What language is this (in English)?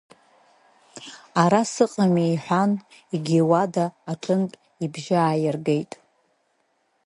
Abkhazian